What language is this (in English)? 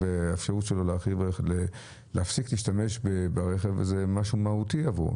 Hebrew